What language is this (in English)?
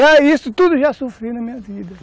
Portuguese